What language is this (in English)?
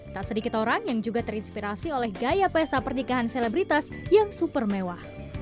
Indonesian